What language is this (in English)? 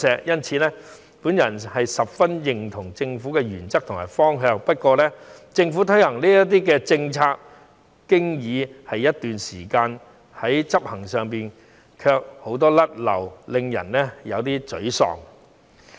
Cantonese